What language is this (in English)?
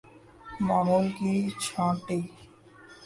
Urdu